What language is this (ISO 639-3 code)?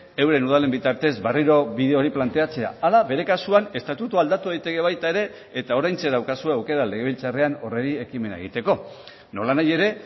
eus